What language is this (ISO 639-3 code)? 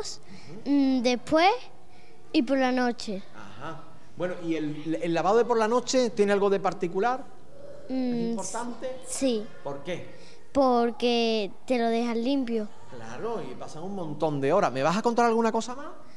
spa